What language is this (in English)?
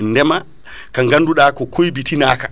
Fula